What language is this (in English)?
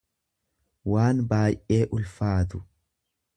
Oromo